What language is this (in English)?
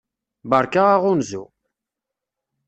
Kabyle